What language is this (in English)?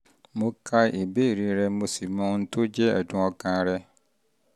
Yoruba